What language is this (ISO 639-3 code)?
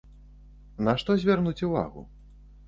bel